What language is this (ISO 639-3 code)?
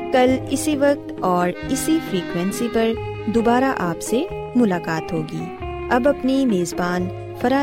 urd